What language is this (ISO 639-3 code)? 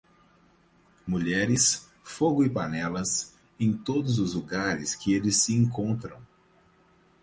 por